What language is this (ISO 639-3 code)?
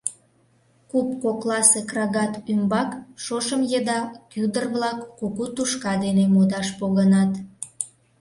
chm